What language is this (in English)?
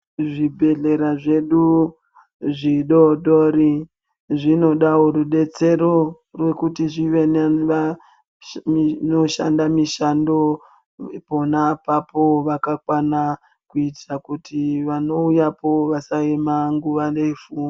Ndau